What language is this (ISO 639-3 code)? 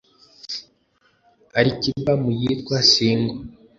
kin